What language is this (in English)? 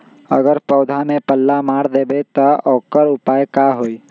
Magahi